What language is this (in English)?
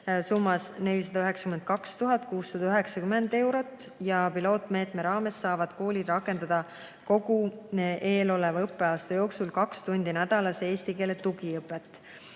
Estonian